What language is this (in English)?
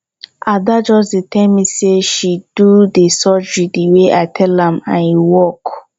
Nigerian Pidgin